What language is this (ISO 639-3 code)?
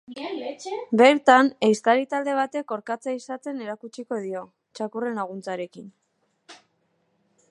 eus